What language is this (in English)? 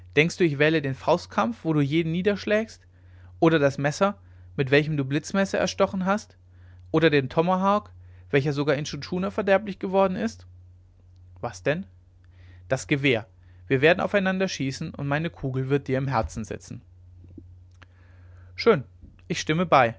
German